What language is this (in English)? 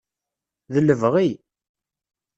Kabyle